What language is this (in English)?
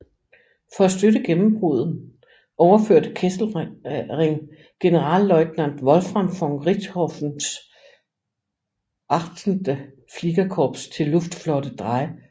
Danish